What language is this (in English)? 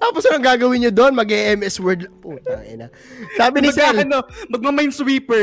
Filipino